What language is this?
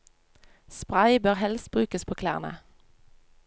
Norwegian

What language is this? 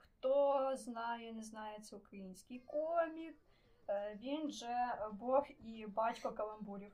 Ukrainian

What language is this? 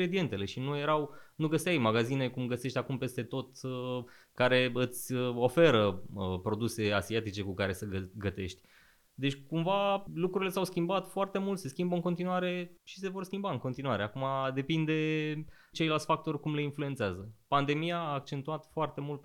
Romanian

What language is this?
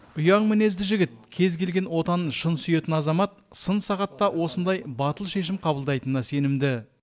Kazakh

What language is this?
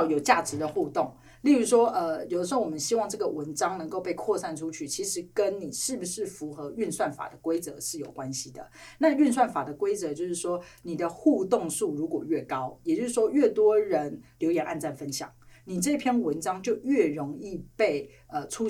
Chinese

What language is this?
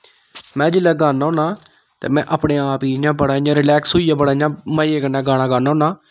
Dogri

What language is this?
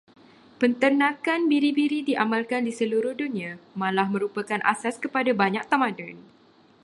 Malay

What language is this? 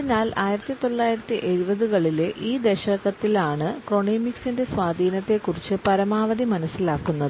Malayalam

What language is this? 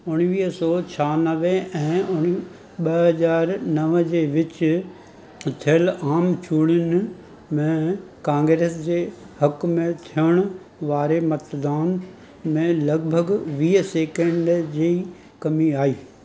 Sindhi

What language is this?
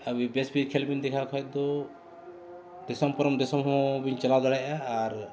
Santali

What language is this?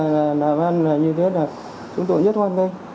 Vietnamese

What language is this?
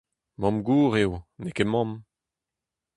Breton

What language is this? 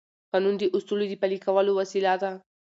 Pashto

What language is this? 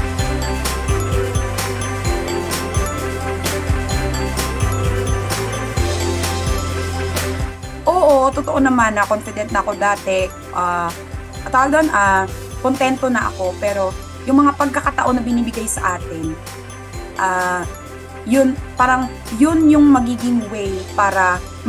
Filipino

